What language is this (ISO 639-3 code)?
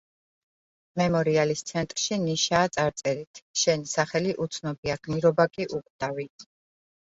kat